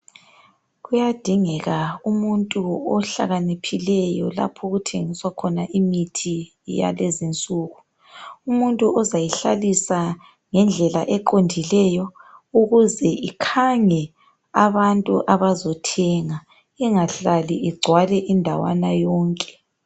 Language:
North Ndebele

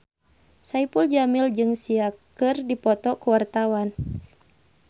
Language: Sundanese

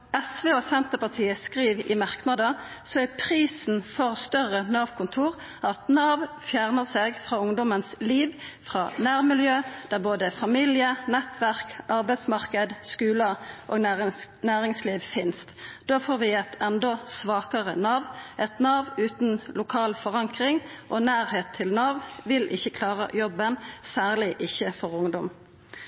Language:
Norwegian Nynorsk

